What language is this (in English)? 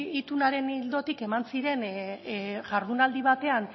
Basque